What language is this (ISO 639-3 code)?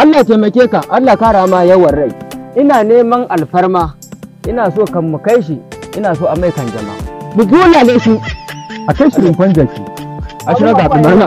ara